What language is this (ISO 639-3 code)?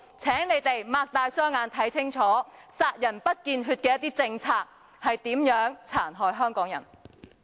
yue